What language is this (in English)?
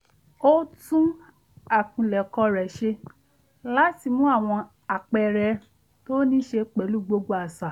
Yoruba